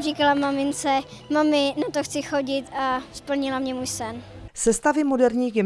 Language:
Czech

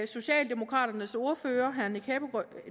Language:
Danish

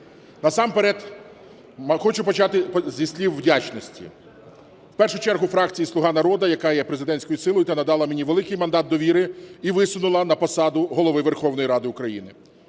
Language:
Ukrainian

